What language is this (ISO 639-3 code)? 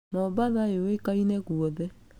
kik